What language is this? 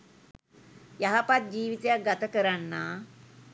Sinhala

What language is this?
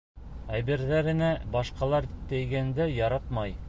Bashkir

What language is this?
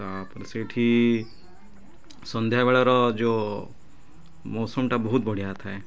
Odia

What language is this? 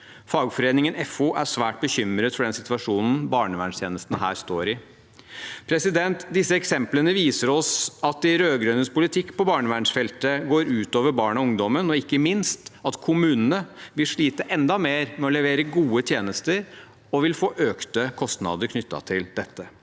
Norwegian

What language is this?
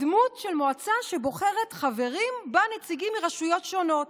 Hebrew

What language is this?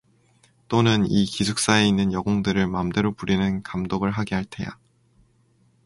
Korean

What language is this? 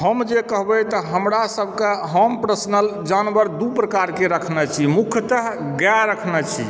Maithili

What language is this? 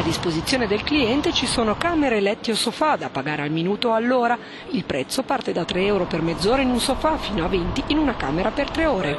Italian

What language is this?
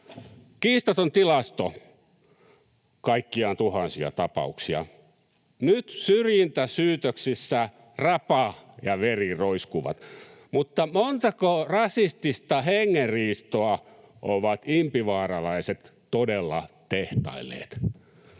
Finnish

